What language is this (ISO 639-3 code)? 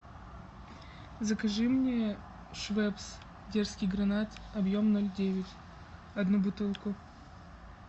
rus